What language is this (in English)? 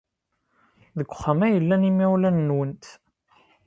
Kabyle